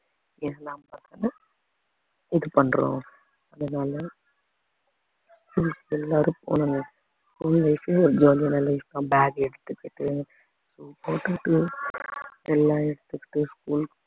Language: Tamil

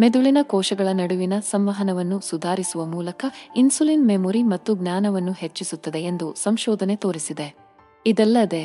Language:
Kannada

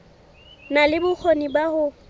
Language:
Southern Sotho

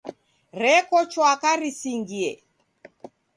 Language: Taita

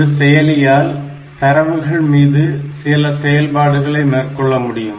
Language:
Tamil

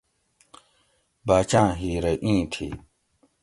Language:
Gawri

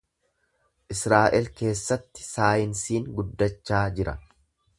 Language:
Oromo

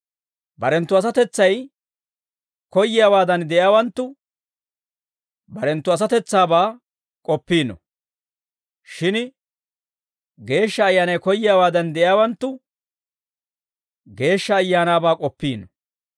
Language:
Dawro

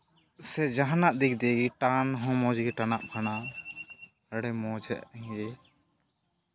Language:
Santali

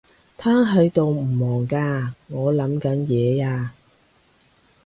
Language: Cantonese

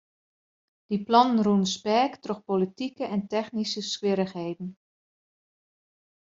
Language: Western Frisian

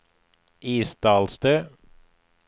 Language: Norwegian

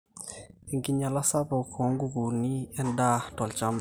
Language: Masai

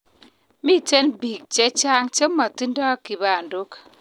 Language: Kalenjin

